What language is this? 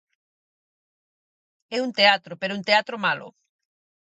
Galician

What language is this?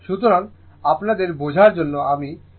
Bangla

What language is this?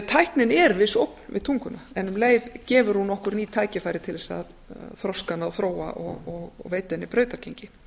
Icelandic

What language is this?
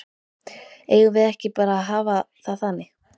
Icelandic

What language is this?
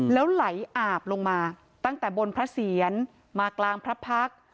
Thai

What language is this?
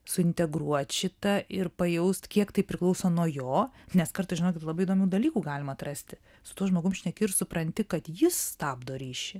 Lithuanian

